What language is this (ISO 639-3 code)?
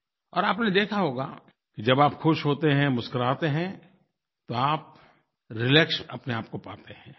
hin